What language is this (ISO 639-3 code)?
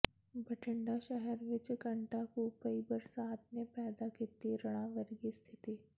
pan